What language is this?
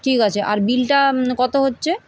Bangla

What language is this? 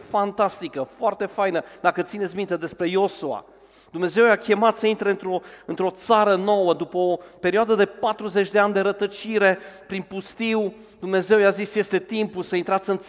Romanian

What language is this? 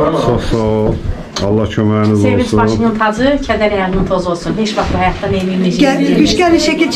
Turkish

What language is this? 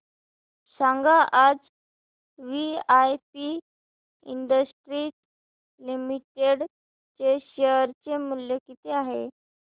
Marathi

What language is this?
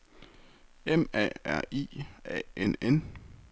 Danish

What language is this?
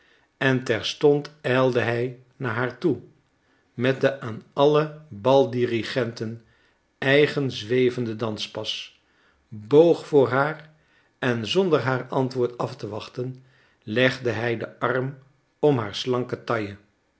Dutch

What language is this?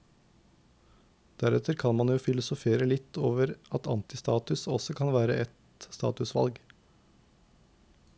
Norwegian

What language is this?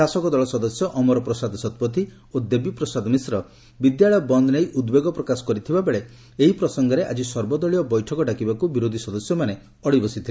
Odia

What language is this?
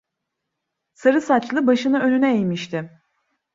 Turkish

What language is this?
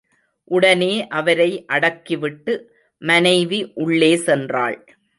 Tamil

